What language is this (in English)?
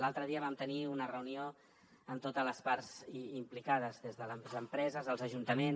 Catalan